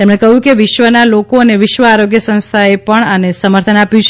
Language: Gujarati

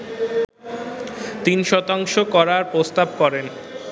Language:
Bangla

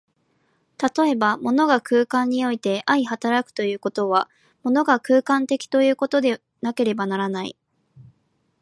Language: Japanese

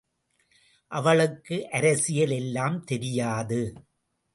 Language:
Tamil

